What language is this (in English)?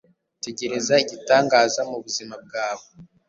Kinyarwanda